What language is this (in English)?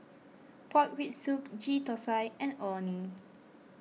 English